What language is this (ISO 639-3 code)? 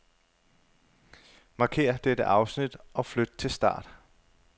dan